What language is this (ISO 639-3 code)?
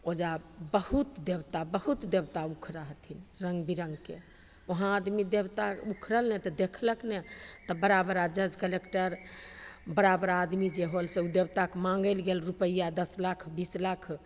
mai